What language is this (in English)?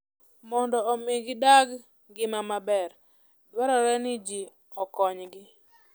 Luo (Kenya and Tanzania)